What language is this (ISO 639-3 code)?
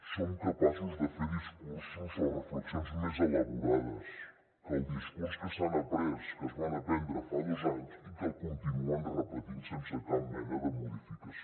cat